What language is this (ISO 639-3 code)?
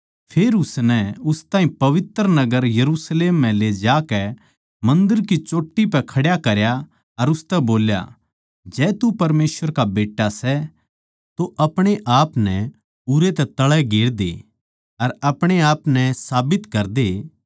bgc